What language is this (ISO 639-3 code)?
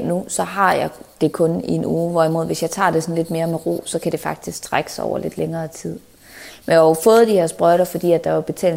dan